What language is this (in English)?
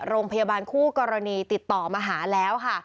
Thai